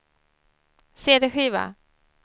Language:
Swedish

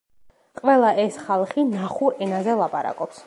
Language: Georgian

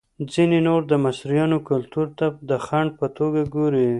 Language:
Pashto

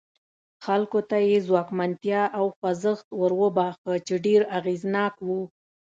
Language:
Pashto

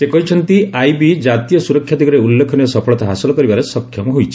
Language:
Odia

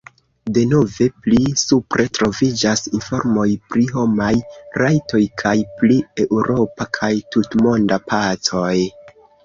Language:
Esperanto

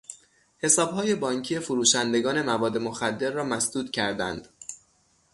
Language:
Persian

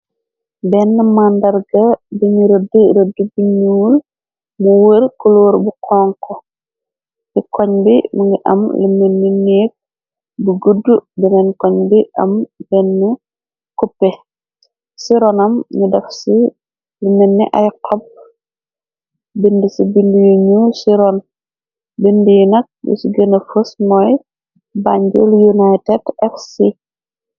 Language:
Wolof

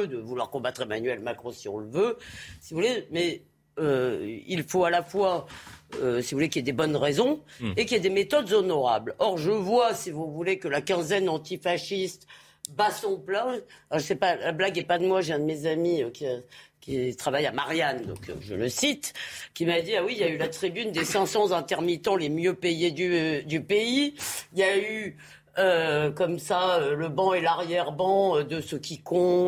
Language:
French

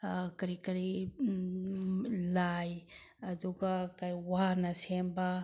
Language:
Manipuri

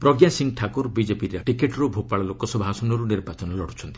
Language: Odia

